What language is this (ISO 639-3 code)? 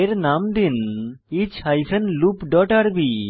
ben